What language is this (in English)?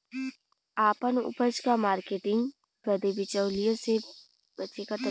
Bhojpuri